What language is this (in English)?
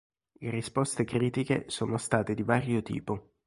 Italian